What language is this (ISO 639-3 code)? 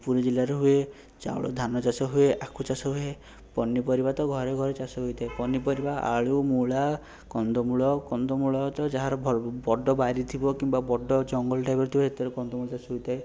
ori